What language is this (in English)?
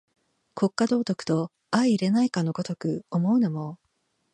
Japanese